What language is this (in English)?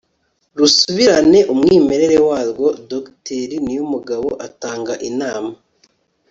Kinyarwanda